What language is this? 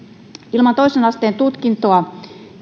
Finnish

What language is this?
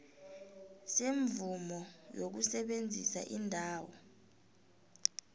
South Ndebele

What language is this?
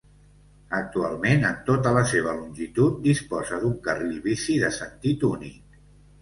Catalan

